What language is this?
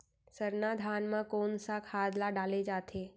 Chhattisgarhi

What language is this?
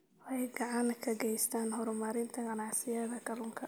Somali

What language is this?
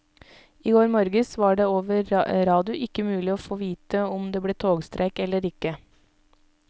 Norwegian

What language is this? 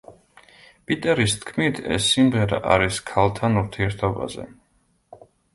Georgian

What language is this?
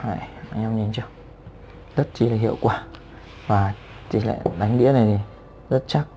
Vietnamese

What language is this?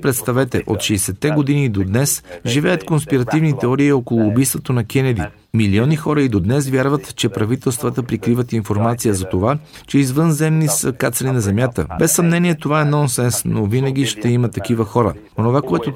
Bulgarian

